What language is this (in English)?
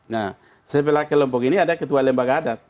Indonesian